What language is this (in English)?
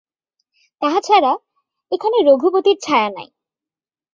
Bangla